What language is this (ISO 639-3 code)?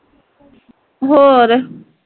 pan